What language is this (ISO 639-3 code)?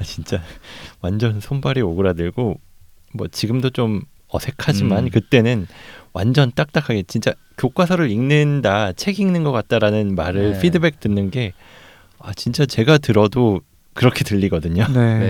kor